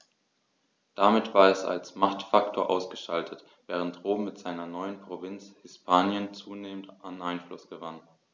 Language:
German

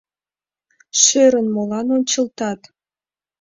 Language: Mari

